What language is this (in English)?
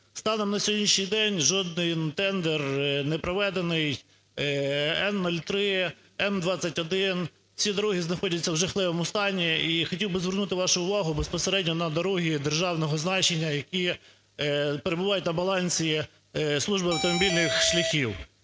Ukrainian